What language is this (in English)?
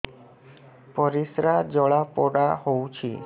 Odia